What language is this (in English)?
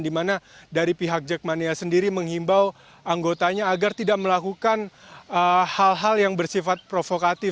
Indonesian